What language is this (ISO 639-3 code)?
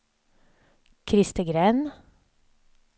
swe